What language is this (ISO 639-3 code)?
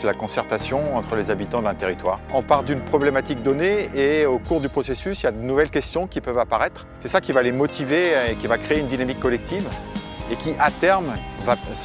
fra